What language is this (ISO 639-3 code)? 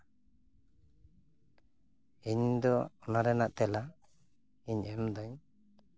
sat